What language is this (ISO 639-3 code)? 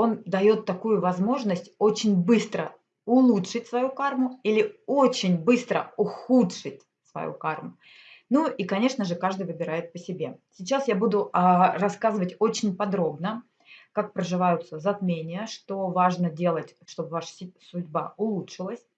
rus